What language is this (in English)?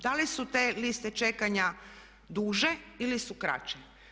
Croatian